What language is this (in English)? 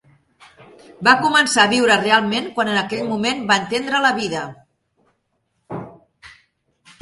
Catalan